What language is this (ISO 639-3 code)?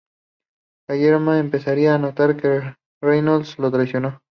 spa